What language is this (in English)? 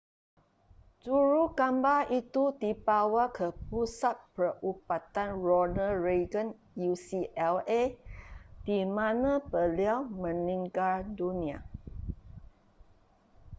Malay